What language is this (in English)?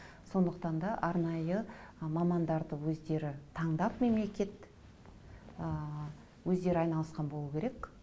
Kazakh